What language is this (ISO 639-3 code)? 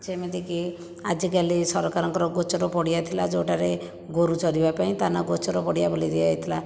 ori